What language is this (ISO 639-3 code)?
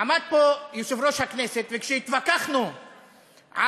heb